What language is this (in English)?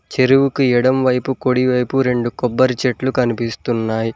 Telugu